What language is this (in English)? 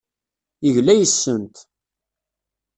Kabyle